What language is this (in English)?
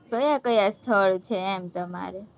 Gujarati